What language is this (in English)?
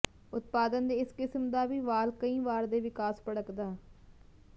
Punjabi